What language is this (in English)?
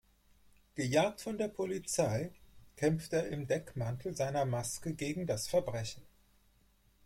German